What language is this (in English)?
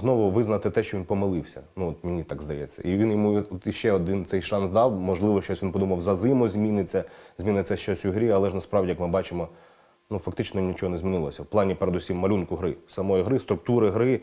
Ukrainian